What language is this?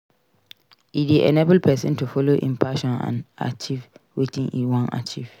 Nigerian Pidgin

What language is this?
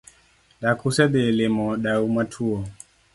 Luo (Kenya and Tanzania)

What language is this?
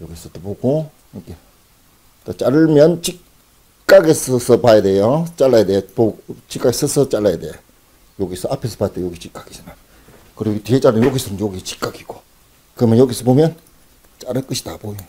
Korean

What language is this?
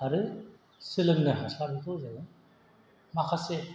Bodo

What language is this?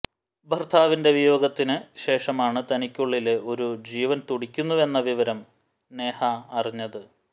Malayalam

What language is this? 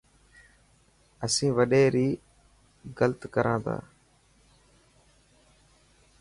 Dhatki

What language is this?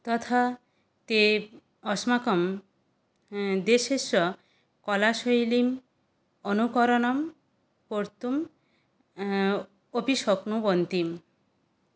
Sanskrit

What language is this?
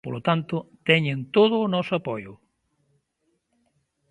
Galician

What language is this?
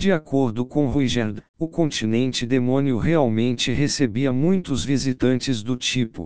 Portuguese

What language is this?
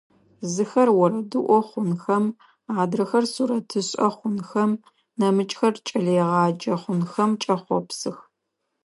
Adyghe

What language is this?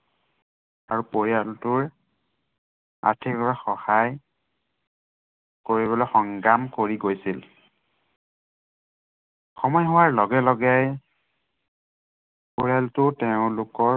Assamese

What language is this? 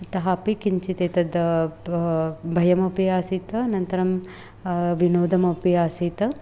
Sanskrit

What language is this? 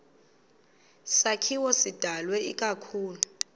Xhosa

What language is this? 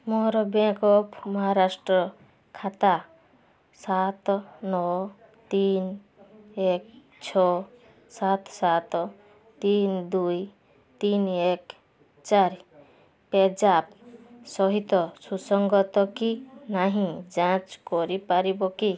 Odia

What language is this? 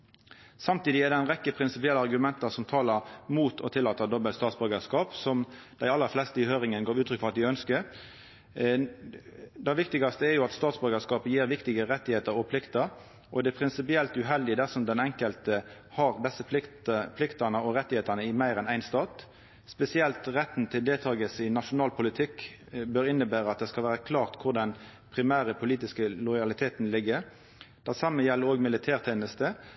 Norwegian Nynorsk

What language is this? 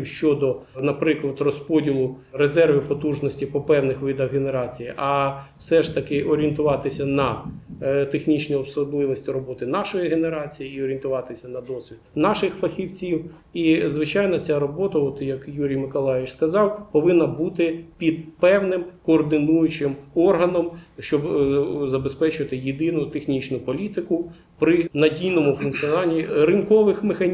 Ukrainian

